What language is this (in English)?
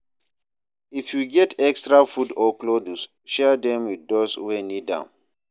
Nigerian Pidgin